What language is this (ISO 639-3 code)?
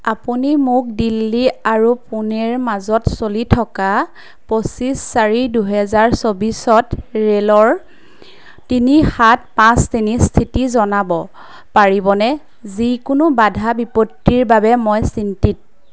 asm